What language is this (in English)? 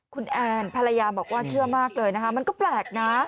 Thai